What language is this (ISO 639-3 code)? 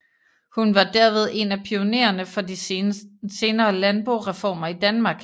dan